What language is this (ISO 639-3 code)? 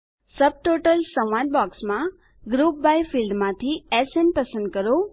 guj